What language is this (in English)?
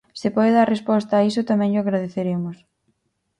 Galician